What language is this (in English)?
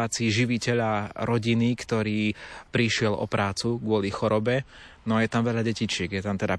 Slovak